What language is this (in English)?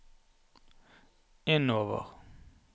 Norwegian